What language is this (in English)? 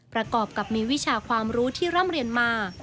Thai